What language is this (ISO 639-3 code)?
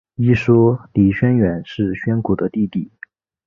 zho